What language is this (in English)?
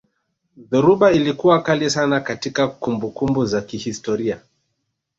Swahili